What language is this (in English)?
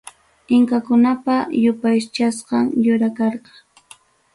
Ayacucho Quechua